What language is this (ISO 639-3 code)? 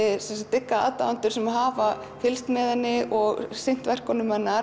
isl